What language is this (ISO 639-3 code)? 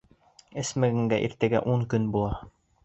bak